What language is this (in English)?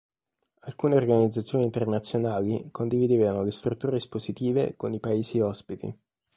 Italian